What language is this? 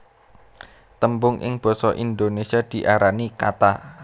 Javanese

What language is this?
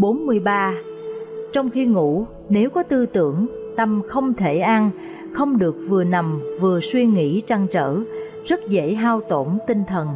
Vietnamese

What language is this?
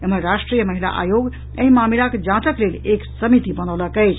Maithili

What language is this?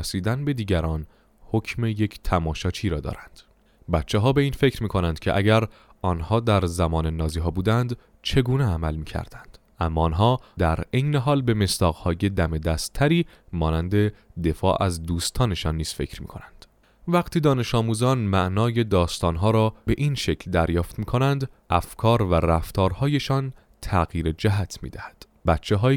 Persian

